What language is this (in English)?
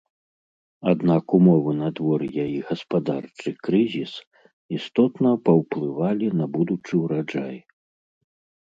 Belarusian